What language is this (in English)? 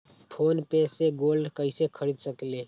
Magahi